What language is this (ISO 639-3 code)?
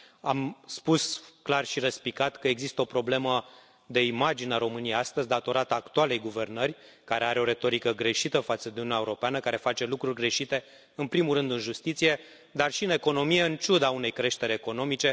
ron